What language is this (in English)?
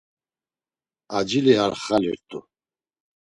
Laz